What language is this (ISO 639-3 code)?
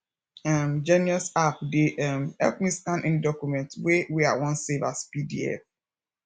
pcm